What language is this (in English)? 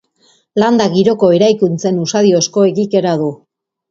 Basque